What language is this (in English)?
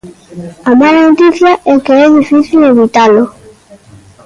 Galician